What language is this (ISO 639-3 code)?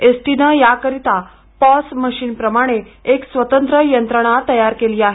mar